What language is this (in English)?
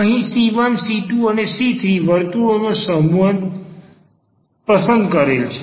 Gujarati